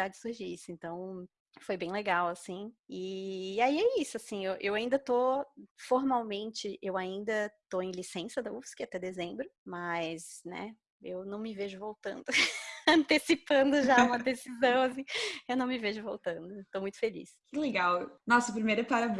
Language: Portuguese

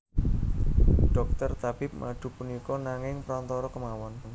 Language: Javanese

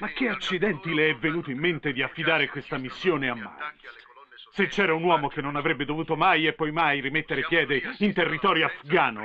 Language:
Italian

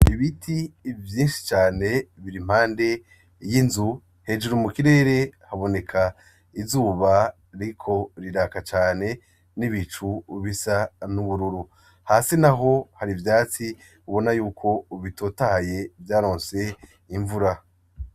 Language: Rundi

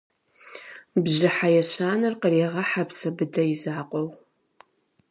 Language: Kabardian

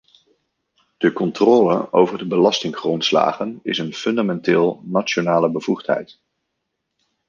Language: Dutch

